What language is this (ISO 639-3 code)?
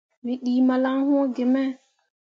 mua